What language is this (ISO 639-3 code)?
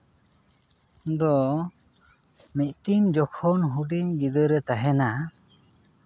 sat